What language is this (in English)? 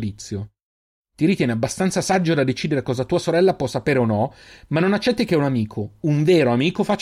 Italian